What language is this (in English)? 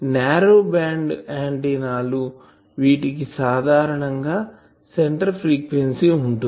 Telugu